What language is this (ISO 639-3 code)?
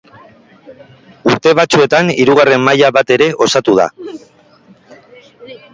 eus